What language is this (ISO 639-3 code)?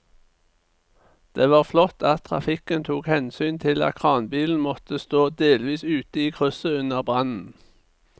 nor